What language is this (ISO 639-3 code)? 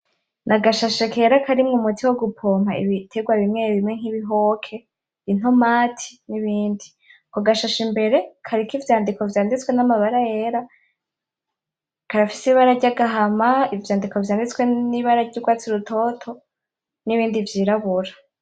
run